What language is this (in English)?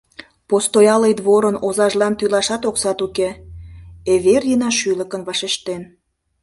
Mari